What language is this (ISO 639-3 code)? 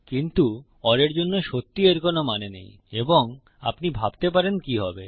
ben